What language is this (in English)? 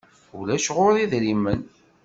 Kabyle